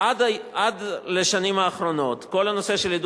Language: Hebrew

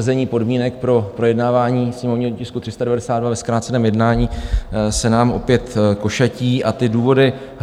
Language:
Czech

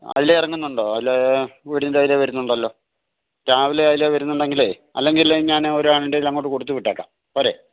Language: Malayalam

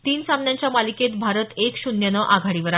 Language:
Marathi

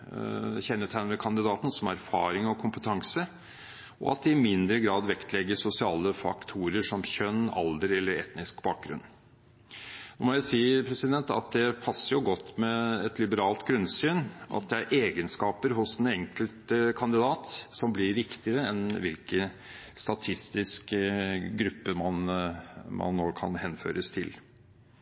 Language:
Norwegian Bokmål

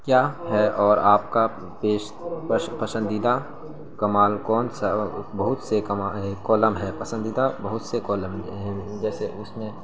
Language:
Urdu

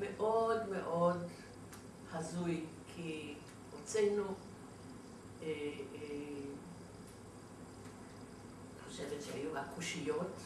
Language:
Hebrew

